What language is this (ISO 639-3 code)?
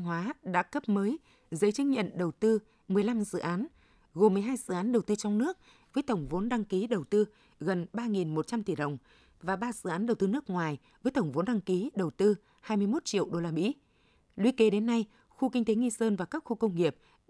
vie